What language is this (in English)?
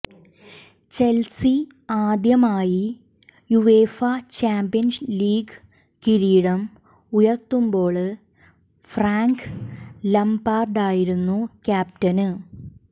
Malayalam